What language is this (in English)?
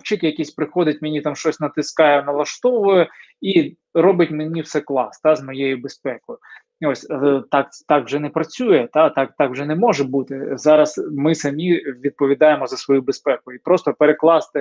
Ukrainian